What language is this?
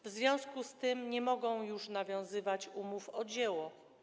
Polish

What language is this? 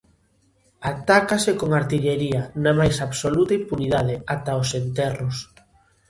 Galician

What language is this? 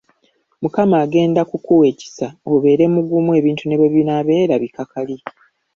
Ganda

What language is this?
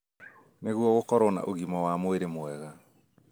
Kikuyu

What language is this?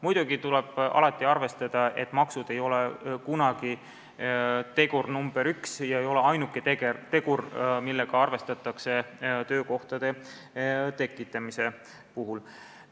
Estonian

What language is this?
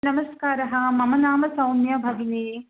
Sanskrit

